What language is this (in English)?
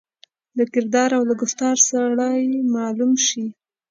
Pashto